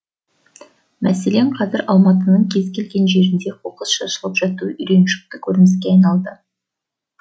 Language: Kazakh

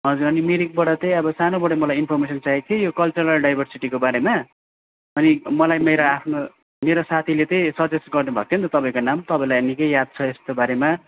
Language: Nepali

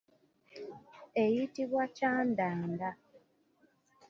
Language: Ganda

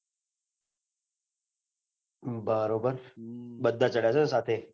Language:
Gujarati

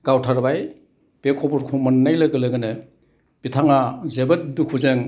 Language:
Bodo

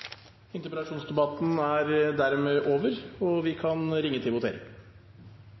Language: Norwegian Bokmål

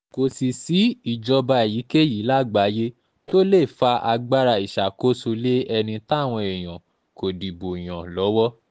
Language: Yoruba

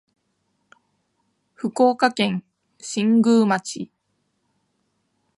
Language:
Japanese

